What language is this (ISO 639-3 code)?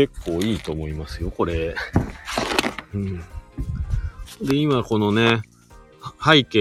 jpn